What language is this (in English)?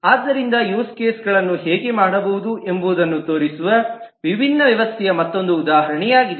Kannada